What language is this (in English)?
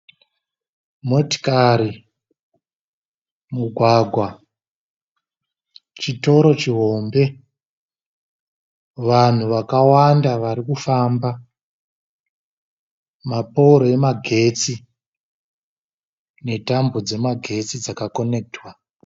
Shona